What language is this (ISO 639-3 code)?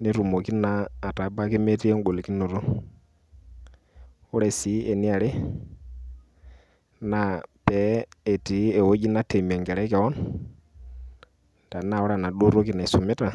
mas